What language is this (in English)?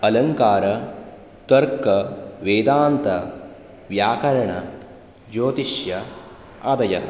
Sanskrit